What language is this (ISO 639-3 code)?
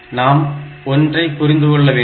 tam